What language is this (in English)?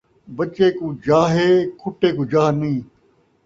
Saraiki